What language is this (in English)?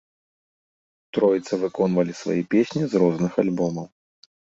Belarusian